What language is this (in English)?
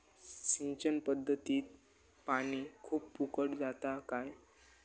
Marathi